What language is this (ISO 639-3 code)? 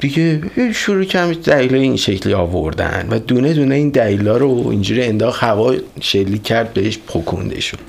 fas